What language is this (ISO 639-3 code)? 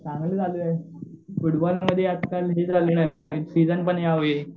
mar